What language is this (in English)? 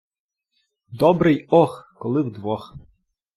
Ukrainian